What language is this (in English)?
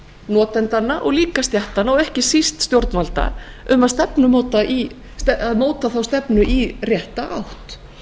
Icelandic